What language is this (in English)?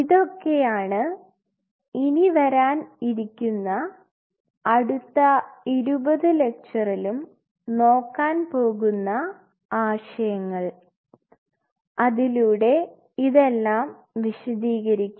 Malayalam